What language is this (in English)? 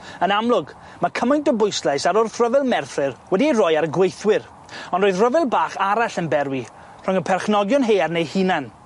Welsh